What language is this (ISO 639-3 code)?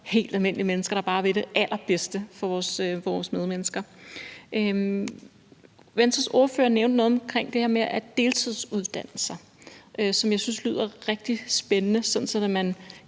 dan